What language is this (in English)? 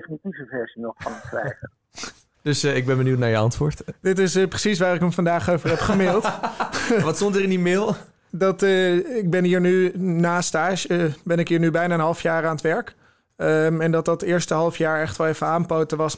Dutch